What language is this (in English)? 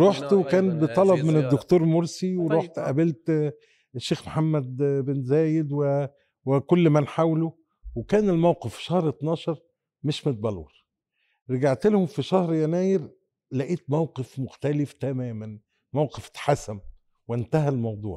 Arabic